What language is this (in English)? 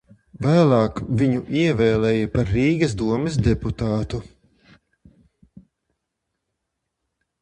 Latvian